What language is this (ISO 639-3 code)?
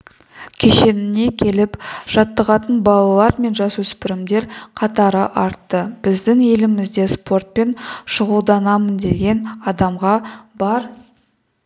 kaz